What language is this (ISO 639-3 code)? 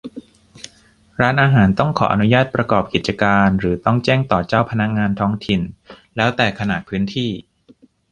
tha